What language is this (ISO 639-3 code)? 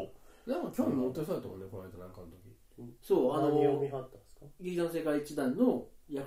jpn